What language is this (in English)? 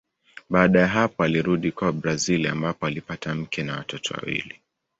Swahili